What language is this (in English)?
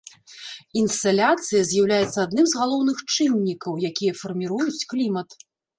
Belarusian